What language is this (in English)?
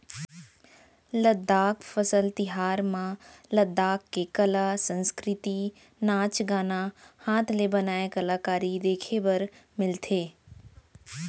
Chhattisgarhi